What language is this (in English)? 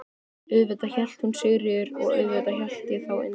Icelandic